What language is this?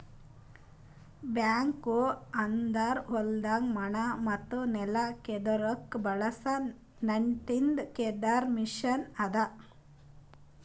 Kannada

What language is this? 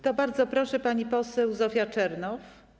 Polish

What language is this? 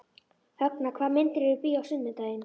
Icelandic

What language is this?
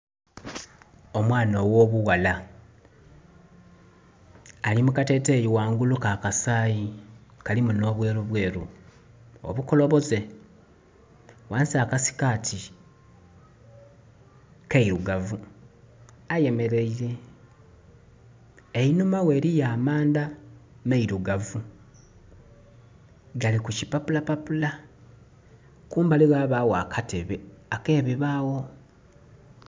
Soga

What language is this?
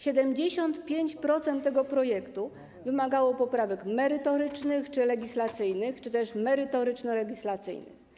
Polish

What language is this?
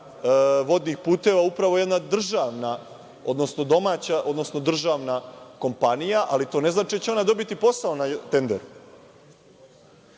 Serbian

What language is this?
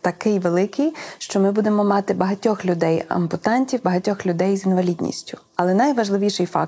Ukrainian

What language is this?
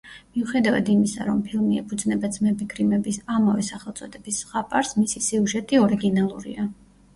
Georgian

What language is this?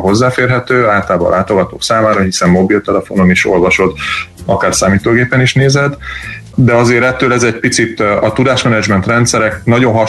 Hungarian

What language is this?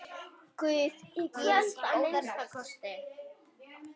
Icelandic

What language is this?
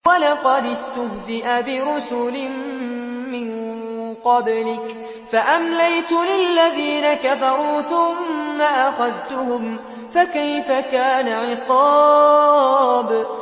Arabic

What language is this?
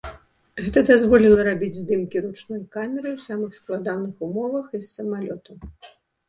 Belarusian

